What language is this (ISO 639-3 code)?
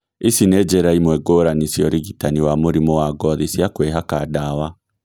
kik